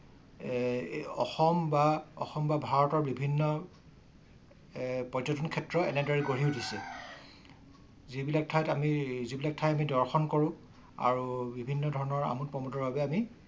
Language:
Assamese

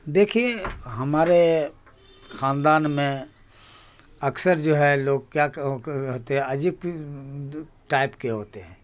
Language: Urdu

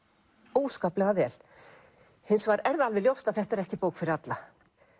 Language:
Icelandic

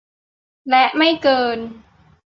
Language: Thai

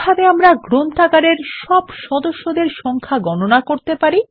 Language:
Bangla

